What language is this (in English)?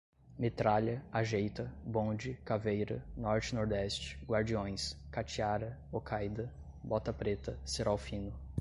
Portuguese